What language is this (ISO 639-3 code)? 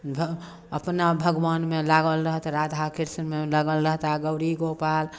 mai